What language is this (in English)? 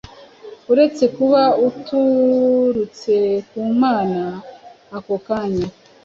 Kinyarwanda